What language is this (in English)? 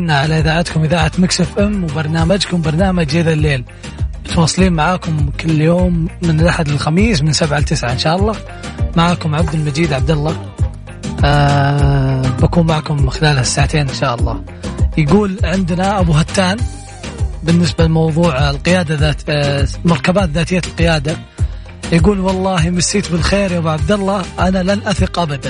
Arabic